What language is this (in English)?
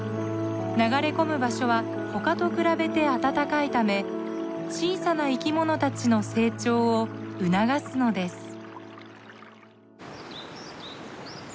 Japanese